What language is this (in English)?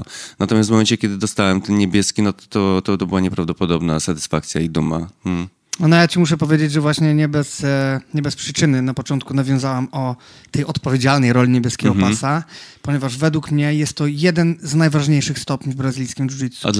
Polish